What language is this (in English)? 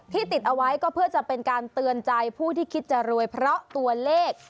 Thai